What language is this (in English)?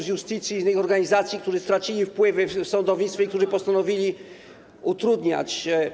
Polish